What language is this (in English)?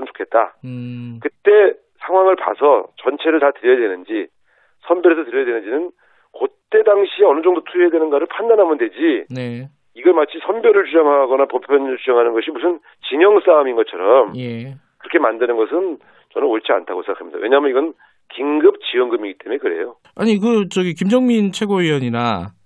Korean